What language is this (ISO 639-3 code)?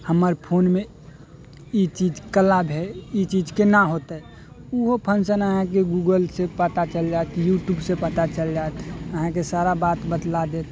mai